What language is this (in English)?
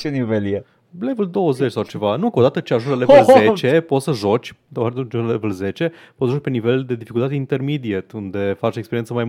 Romanian